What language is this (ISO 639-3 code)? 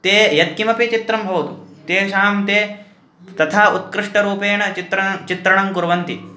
san